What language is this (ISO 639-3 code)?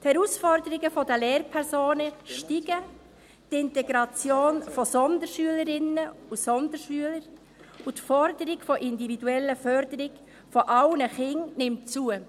gsw